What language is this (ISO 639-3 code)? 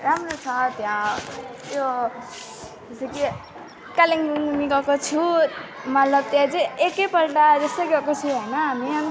nep